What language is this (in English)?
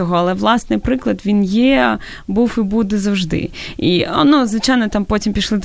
Ukrainian